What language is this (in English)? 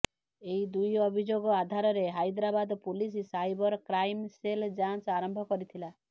Odia